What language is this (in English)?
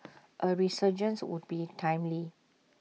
English